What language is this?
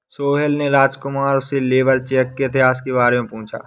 Hindi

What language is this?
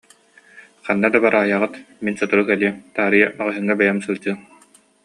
Yakut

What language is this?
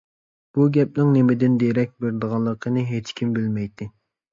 Uyghur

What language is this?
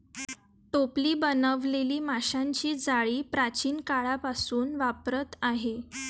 Marathi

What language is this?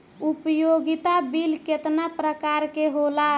Bhojpuri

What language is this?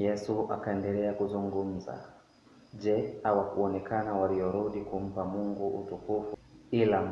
Swahili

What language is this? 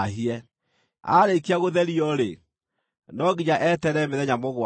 Kikuyu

